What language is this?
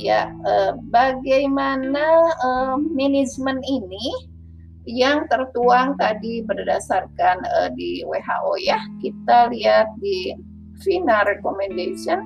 Indonesian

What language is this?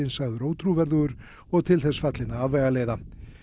Icelandic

